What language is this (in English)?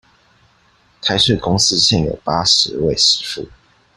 Chinese